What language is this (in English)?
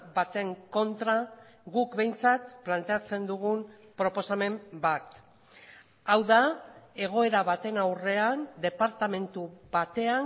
Basque